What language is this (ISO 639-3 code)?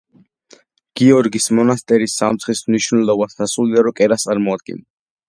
kat